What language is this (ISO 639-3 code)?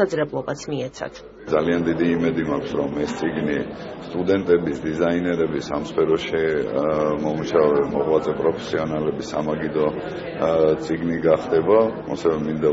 ron